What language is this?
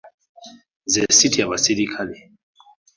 Ganda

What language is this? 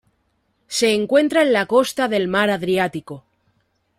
Spanish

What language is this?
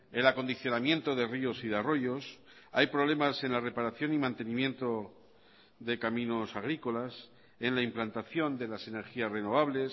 Spanish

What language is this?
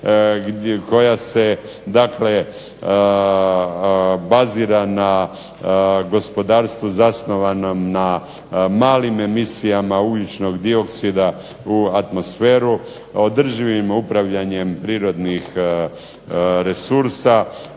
Croatian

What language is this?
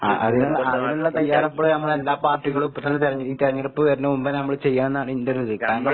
Malayalam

